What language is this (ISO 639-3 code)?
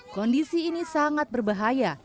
ind